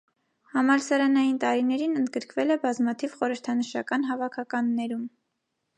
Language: Armenian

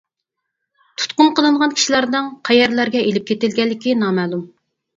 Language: Uyghur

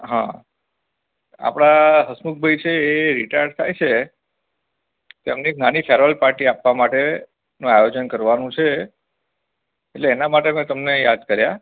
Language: Gujarati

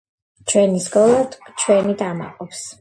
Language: Georgian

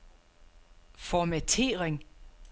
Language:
Danish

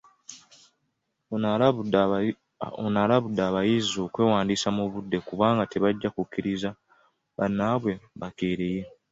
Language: Ganda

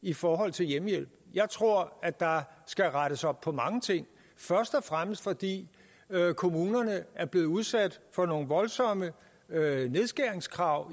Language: Danish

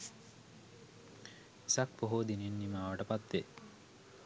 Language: Sinhala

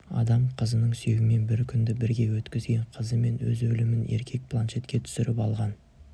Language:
Kazakh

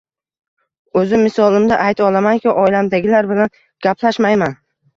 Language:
Uzbek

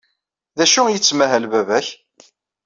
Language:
Kabyle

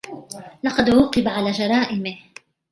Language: Arabic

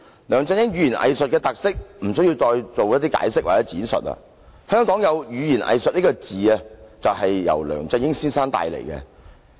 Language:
Cantonese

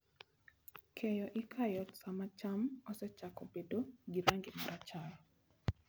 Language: Luo (Kenya and Tanzania)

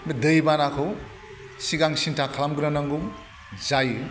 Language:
Bodo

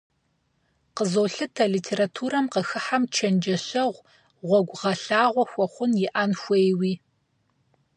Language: Kabardian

